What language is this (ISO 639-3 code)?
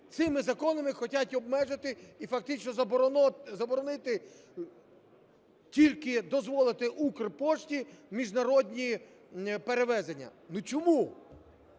ukr